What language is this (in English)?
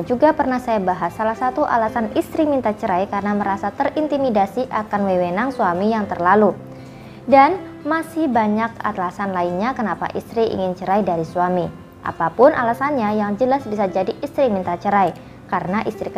Indonesian